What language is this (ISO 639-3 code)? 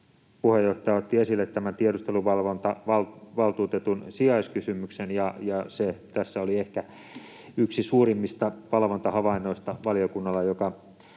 fin